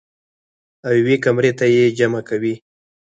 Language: Pashto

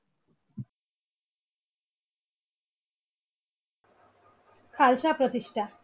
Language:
Bangla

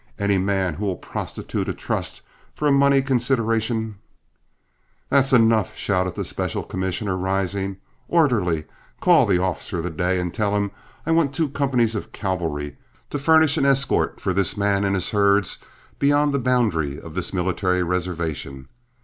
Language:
English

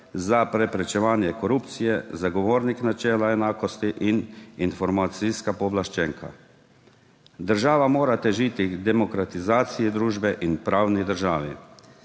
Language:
Slovenian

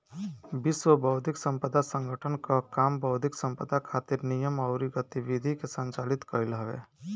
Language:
Bhojpuri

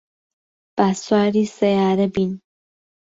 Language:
Central Kurdish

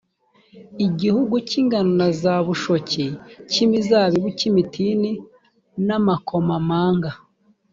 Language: Kinyarwanda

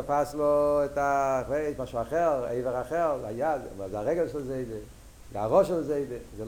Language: Hebrew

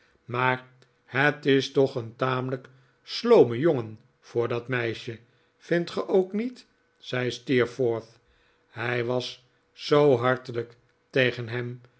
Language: Dutch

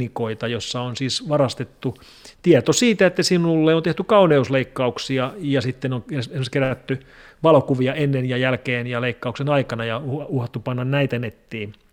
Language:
Finnish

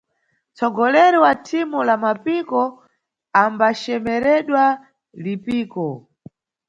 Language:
Nyungwe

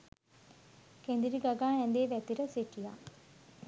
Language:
Sinhala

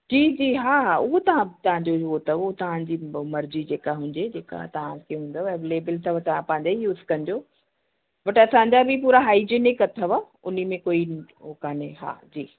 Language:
Sindhi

